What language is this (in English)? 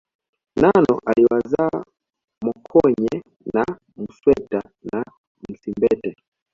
Swahili